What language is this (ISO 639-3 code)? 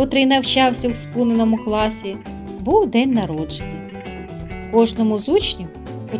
ukr